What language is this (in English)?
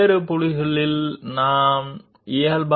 Telugu